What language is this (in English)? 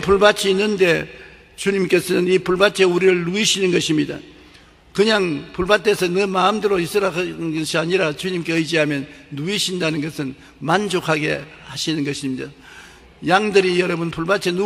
Korean